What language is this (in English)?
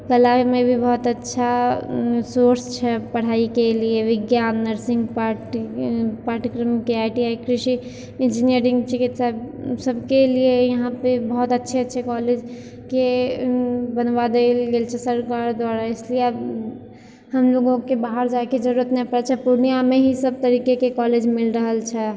Maithili